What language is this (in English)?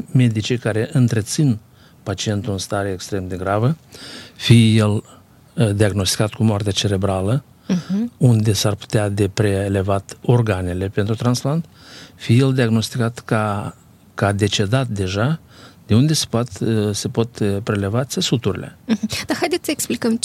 Romanian